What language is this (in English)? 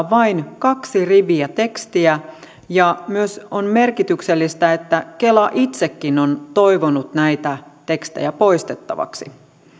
Finnish